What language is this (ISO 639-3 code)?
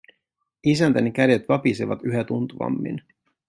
fin